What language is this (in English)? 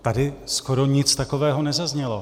Czech